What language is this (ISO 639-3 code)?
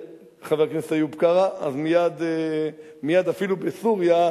heb